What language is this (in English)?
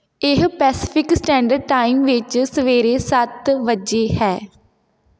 Punjabi